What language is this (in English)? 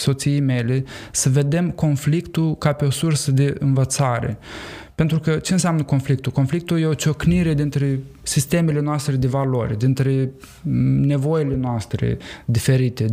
Romanian